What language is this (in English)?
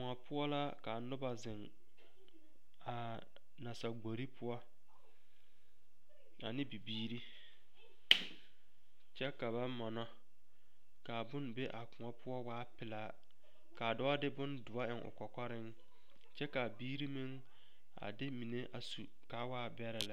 Southern Dagaare